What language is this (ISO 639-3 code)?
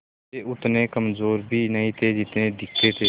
hin